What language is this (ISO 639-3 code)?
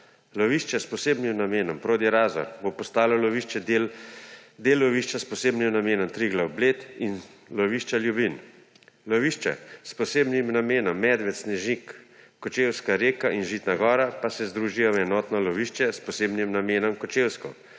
slv